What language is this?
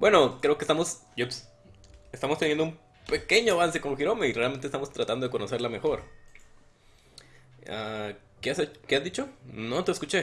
Spanish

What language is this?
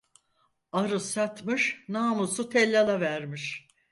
Turkish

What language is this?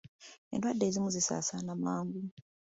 Ganda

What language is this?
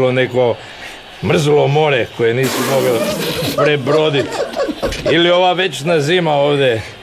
Croatian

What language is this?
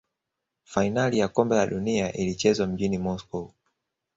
Swahili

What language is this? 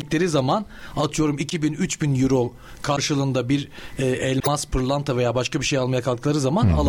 Turkish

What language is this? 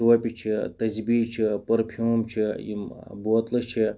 Kashmiri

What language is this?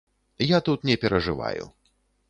Belarusian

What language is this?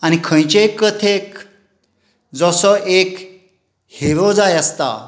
Konkani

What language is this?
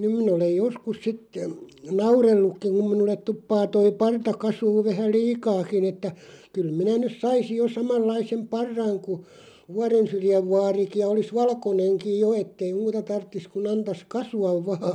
Finnish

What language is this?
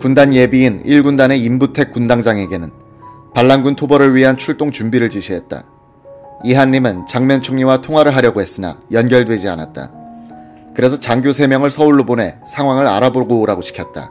Korean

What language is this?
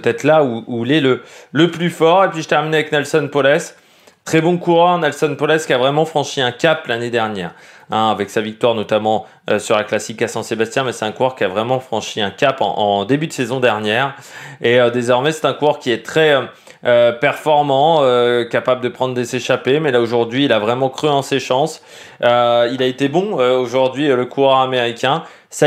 French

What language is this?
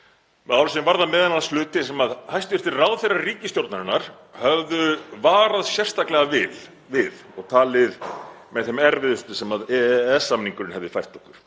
Icelandic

